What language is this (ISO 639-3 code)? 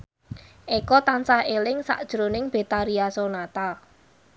jav